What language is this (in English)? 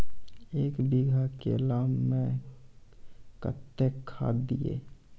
Maithili